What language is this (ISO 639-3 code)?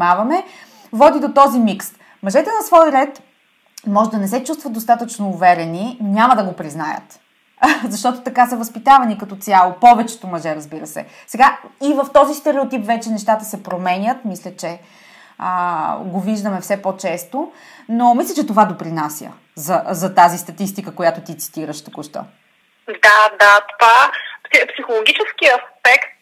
bul